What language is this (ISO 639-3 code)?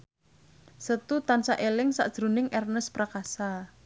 jav